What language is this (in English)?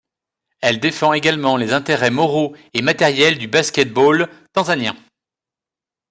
French